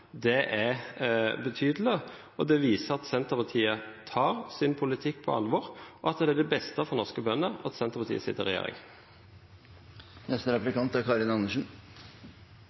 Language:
Norwegian Bokmål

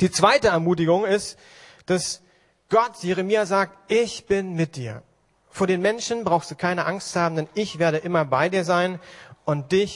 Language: German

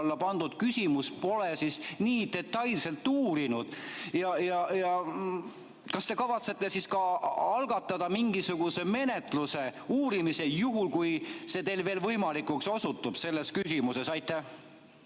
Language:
Estonian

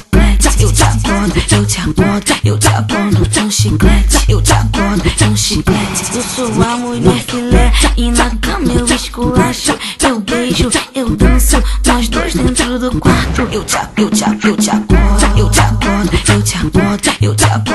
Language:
Portuguese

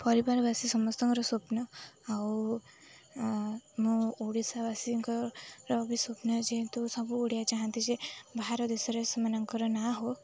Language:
Odia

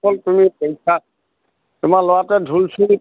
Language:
Assamese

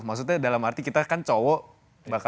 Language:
Indonesian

